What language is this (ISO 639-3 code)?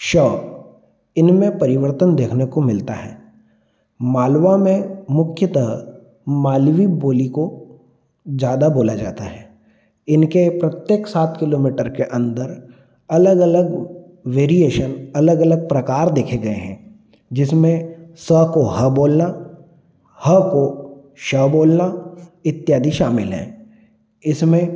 hin